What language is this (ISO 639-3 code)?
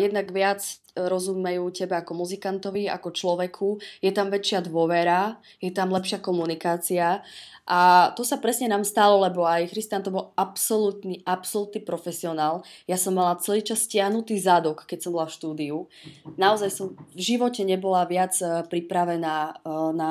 ces